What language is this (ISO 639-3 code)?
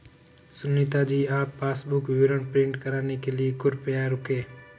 hin